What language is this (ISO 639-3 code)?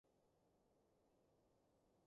yue